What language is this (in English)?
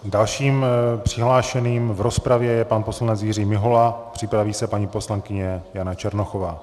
Czech